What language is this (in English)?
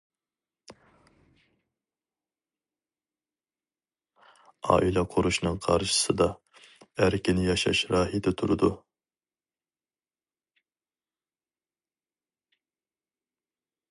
Uyghur